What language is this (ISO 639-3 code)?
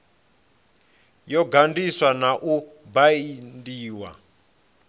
ven